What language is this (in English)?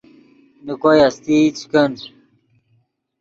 Yidgha